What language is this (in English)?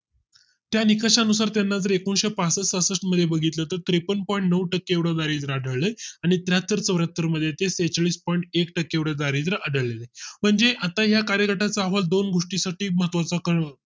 Marathi